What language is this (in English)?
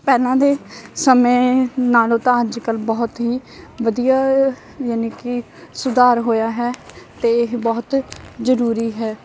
Punjabi